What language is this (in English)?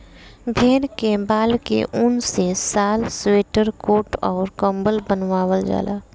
Bhojpuri